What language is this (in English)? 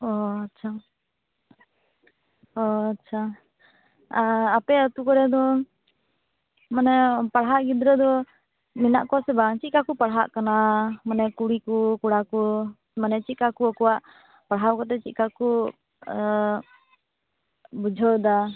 Santali